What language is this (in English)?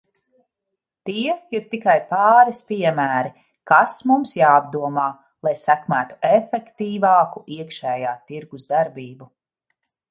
Latvian